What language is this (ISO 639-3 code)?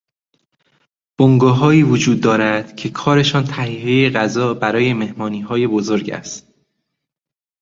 fas